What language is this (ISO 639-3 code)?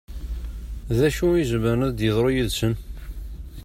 kab